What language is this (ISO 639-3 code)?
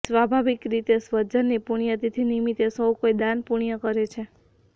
guj